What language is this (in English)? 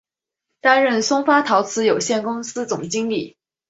Chinese